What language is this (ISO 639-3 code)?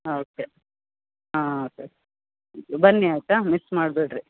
kan